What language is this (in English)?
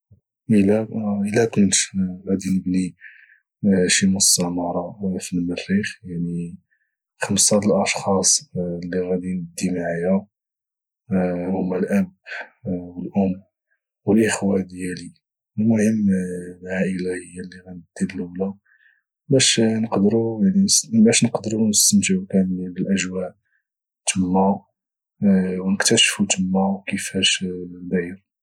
Moroccan Arabic